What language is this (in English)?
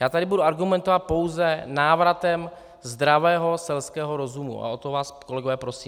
Czech